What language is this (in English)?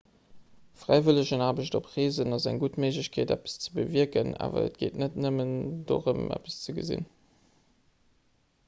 Luxembourgish